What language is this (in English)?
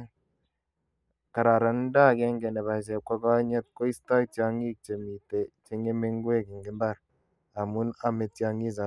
Kalenjin